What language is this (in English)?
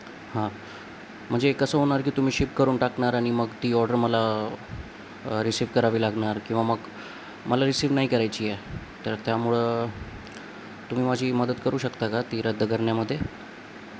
Marathi